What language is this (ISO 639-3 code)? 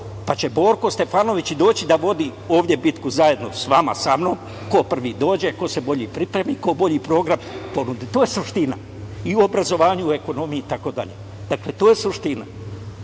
srp